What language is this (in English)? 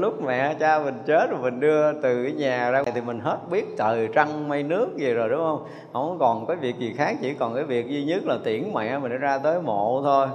Vietnamese